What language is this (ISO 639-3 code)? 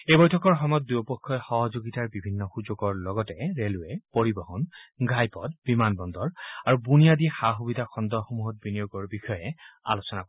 asm